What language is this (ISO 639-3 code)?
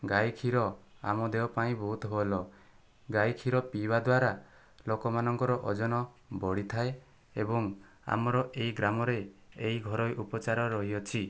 ori